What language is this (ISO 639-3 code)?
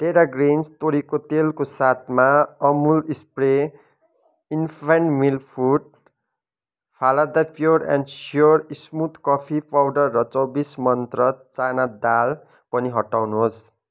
nep